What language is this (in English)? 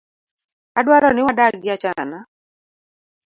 Luo (Kenya and Tanzania)